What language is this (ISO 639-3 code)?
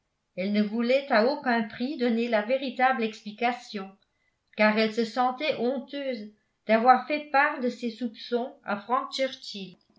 fra